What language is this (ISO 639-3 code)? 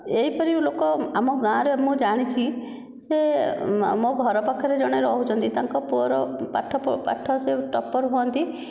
ori